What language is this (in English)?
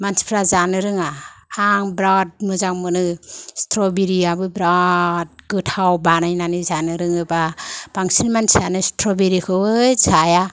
Bodo